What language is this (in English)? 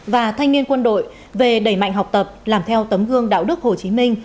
Vietnamese